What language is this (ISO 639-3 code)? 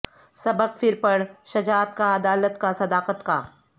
urd